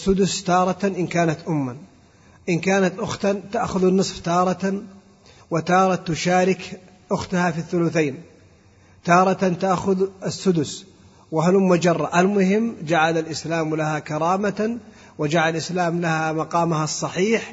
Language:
Arabic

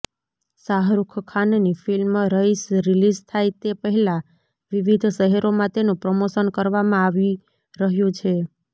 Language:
Gujarati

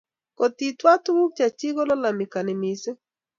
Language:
Kalenjin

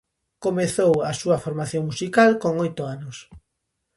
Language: Galician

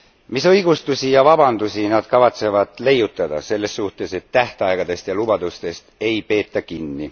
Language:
Estonian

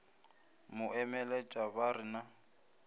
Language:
Northern Sotho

